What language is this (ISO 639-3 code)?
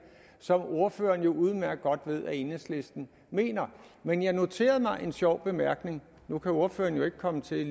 dan